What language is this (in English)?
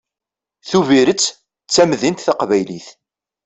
Kabyle